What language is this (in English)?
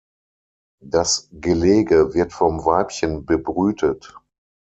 German